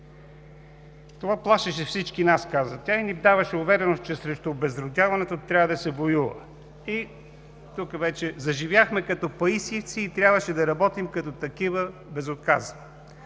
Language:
Bulgarian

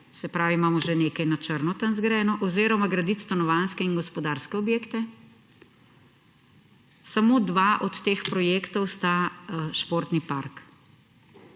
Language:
Slovenian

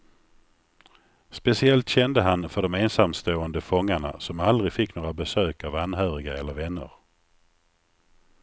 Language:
Swedish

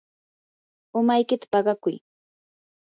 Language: Yanahuanca Pasco Quechua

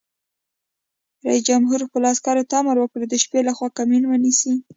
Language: Pashto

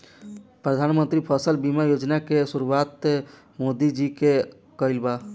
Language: Bhojpuri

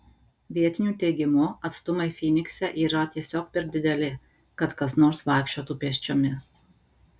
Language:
Lithuanian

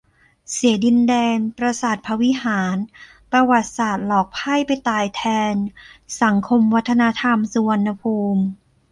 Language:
Thai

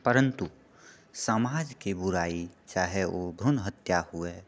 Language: Maithili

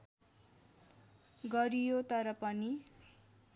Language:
Nepali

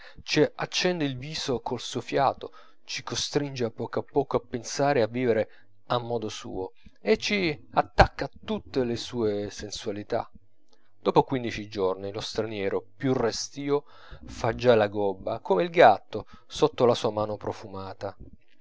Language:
Italian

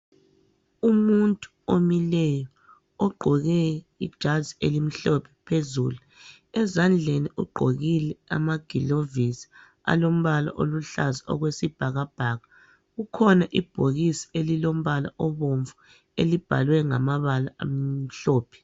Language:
North Ndebele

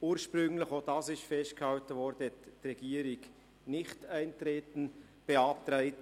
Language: Swiss German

